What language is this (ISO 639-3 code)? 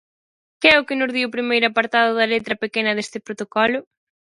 glg